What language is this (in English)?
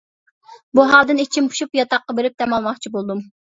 Uyghur